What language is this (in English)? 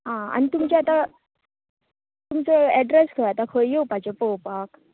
Konkani